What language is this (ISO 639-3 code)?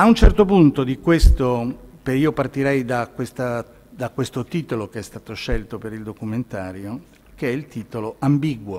ita